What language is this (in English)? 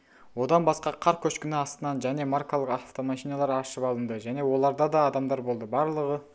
Kazakh